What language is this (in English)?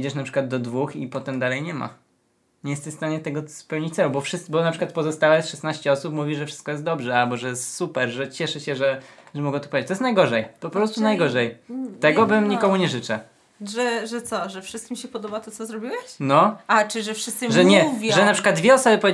Polish